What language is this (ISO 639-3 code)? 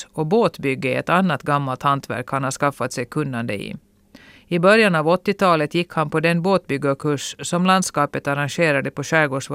swe